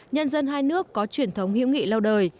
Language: Vietnamese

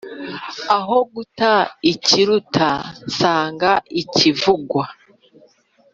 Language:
Kinyarwanda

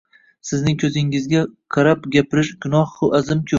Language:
Uzbek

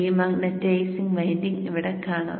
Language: Malayalam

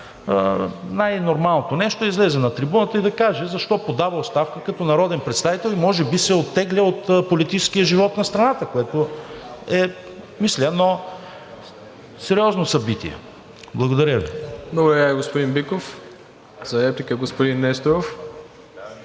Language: Bulgarian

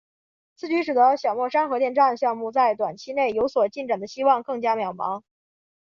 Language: Chinese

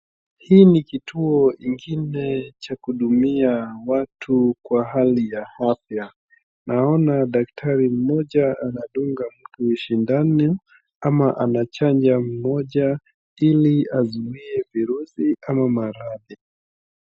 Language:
Swahili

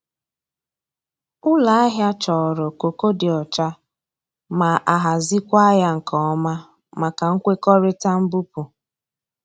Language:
Igbo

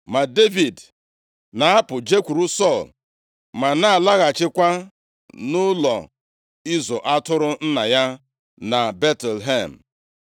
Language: Igbo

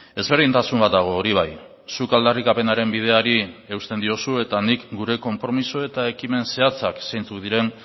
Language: Basque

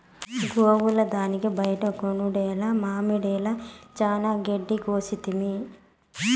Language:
Telugu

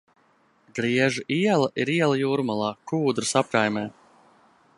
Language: Latvian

